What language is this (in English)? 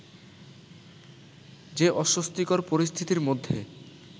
Bangla